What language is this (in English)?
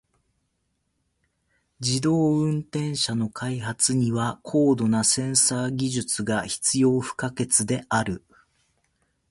Japanese